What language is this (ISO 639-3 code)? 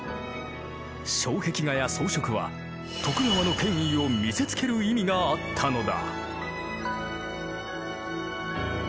jpn